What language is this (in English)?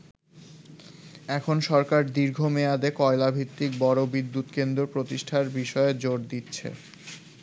Bangla